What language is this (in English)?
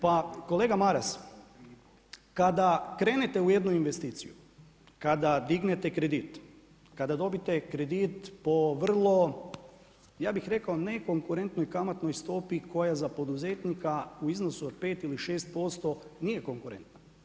Croatian